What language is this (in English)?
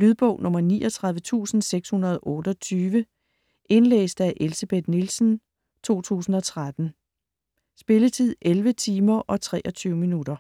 Danish